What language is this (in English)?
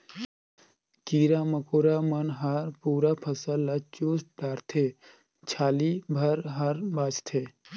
Chhattisgarhi